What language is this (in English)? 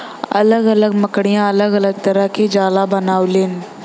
Bhojpuri